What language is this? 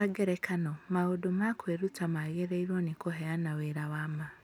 Kikuyu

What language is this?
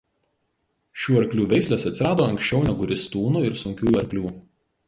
Lithuanian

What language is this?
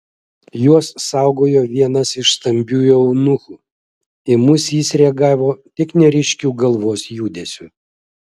Lithuanian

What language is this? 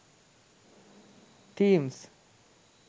Sinhala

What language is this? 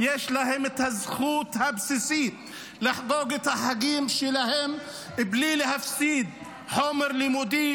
Hebrew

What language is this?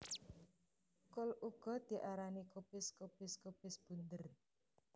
Javanese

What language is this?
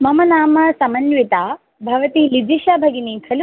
Sanskrit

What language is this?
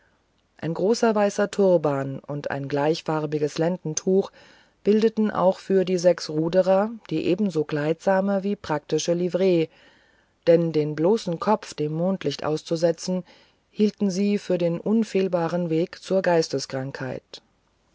German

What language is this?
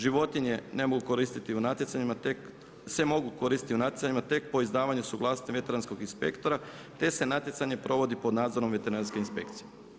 Croatian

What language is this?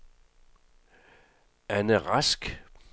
Danish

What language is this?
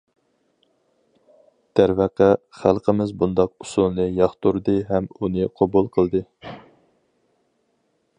Uyghur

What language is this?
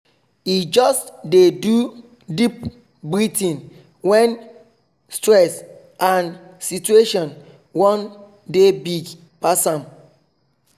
Nigerian Pidgin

